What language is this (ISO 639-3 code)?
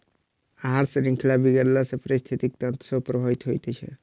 mai